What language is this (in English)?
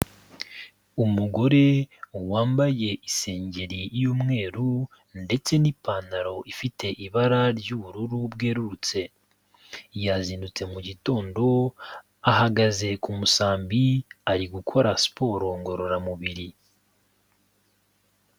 Kinyarwanda